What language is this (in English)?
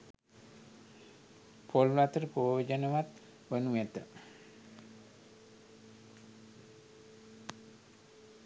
Sinhala